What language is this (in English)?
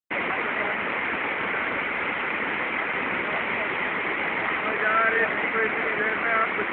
Polish